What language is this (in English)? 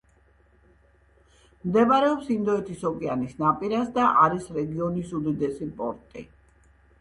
Georgian